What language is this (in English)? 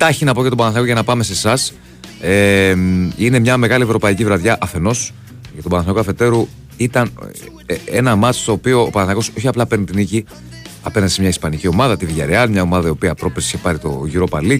Greek